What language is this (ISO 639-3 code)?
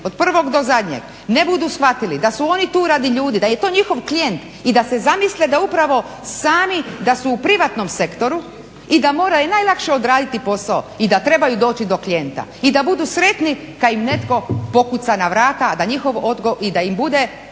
hrv